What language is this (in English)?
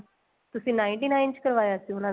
Punjabi